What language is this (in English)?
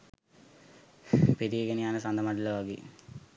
Sinhala